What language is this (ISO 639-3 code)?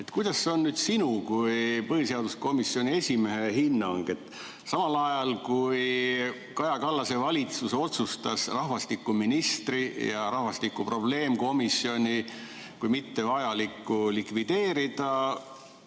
est